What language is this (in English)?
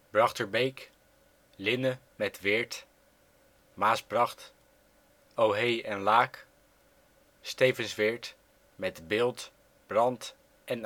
Dutch